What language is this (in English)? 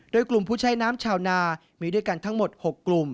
Thai